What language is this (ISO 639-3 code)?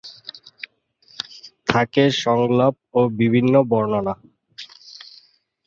ben